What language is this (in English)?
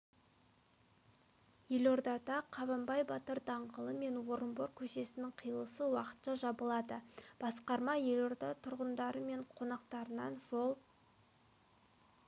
Kazakh